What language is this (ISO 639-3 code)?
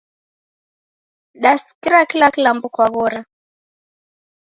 dav